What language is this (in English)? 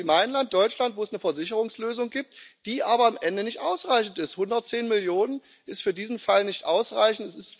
German